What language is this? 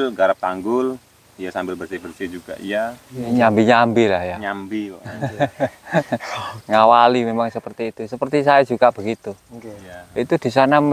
Indonesian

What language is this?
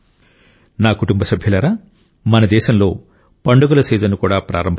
Telugu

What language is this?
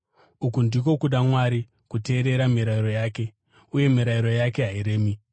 Shona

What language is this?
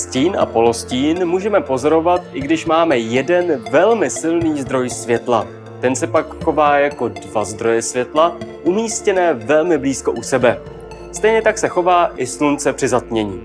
Czech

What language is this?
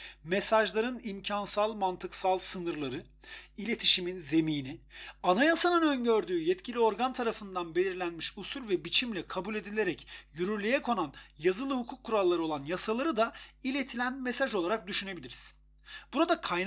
Turkish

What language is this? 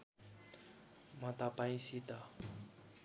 Nepali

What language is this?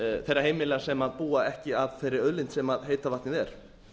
Icelandic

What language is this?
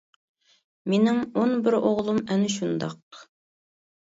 Uyghur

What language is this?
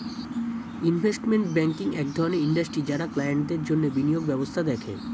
Bangla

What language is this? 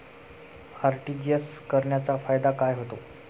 Marathi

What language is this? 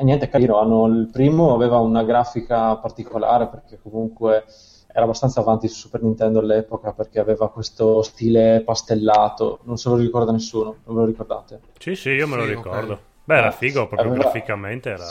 Italian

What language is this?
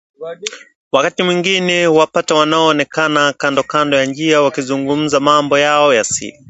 Swahili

